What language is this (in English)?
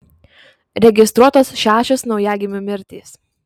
Lithuanian